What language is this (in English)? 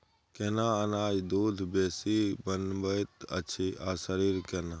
Maithili